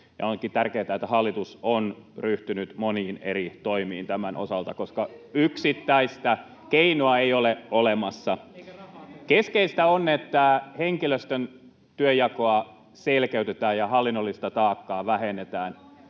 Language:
Finnish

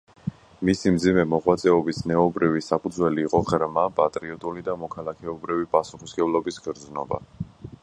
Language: Georgian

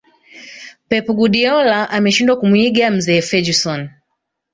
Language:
Swahili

